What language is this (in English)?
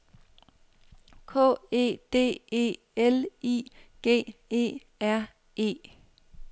Danish